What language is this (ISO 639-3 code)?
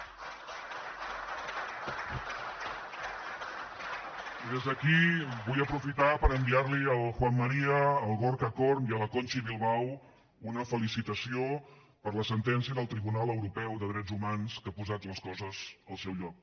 cat